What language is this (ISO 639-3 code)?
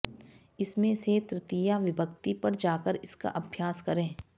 san